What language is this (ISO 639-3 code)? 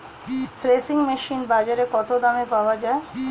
ben